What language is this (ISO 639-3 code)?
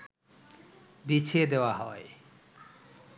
ben